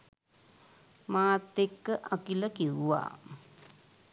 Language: Sinhala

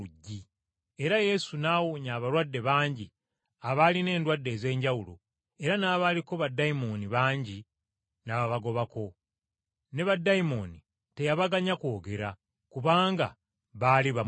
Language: Ganda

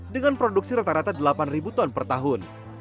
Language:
Indonesian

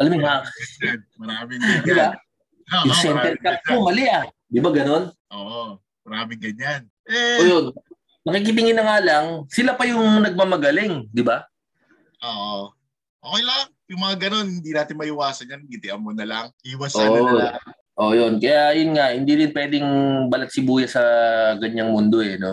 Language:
Filipino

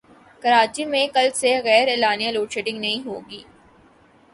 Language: Urdu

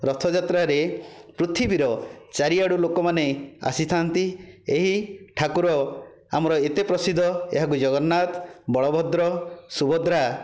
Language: Odia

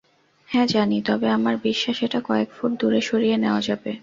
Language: Bangla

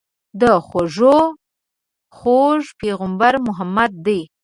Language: Pashto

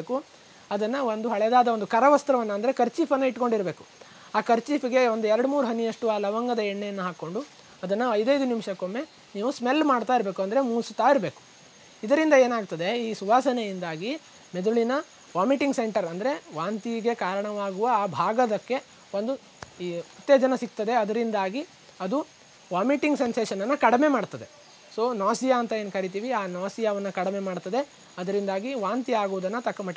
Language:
Italian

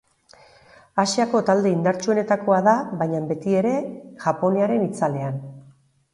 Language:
Basque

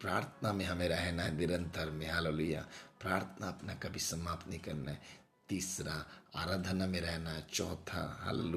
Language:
Hindi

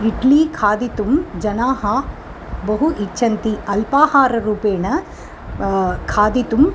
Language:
Sanskrit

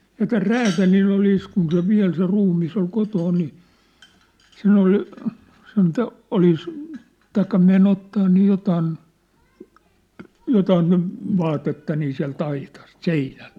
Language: Finnish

